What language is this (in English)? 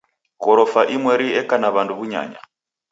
Taita